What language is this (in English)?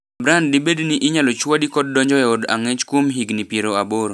Luo (Kenya and Tanzania)